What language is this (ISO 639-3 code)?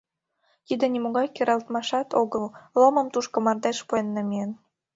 chm